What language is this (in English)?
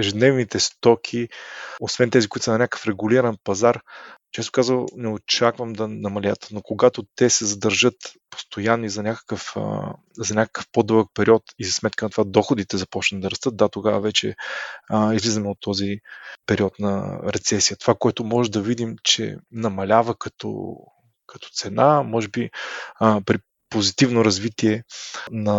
Bulgarian